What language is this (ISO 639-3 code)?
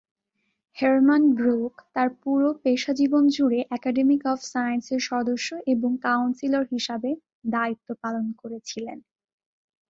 ben